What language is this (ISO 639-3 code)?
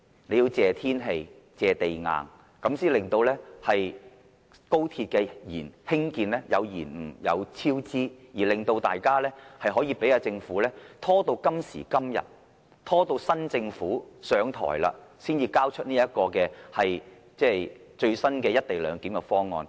yue